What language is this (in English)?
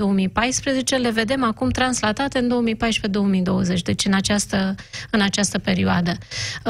Romanian